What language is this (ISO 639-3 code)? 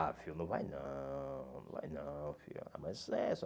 por